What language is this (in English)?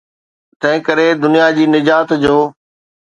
Sindhi